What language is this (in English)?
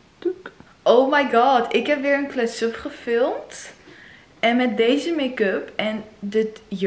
Dutch